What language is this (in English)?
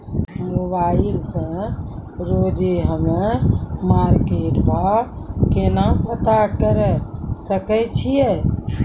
Maithili